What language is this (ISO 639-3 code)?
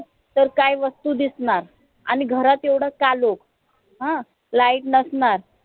mar